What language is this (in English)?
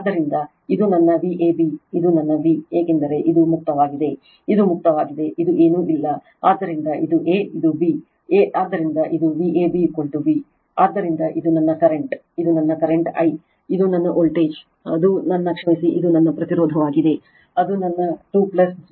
Kannada